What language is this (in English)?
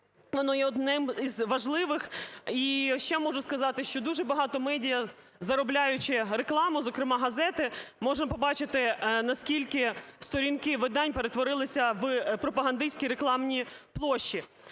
Ukrainian